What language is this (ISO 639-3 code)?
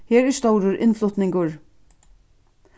fao